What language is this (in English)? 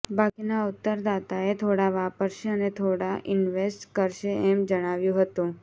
Gujarati